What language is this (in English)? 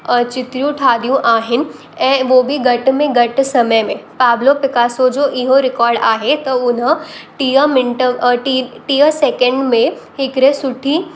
Sindhi